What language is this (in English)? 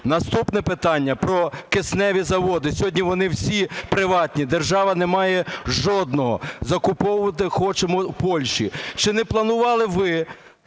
Ukrainian